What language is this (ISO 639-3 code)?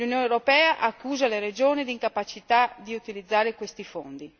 ita